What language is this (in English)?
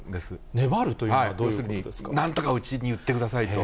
Japanese